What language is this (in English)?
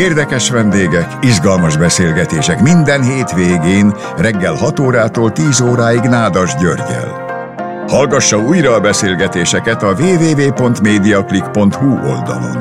Hungarian